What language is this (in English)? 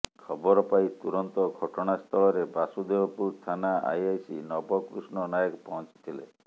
Odia